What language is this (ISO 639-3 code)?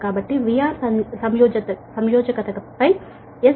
tel